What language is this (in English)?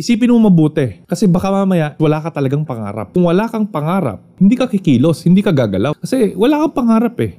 Filipino